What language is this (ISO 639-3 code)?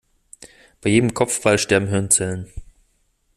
deu